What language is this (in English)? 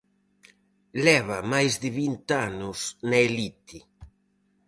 Galician